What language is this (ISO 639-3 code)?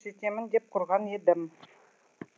kaz